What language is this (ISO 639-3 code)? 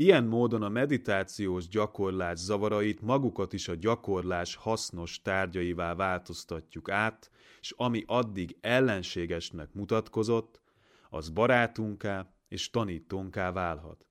hun